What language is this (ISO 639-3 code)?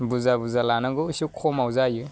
brx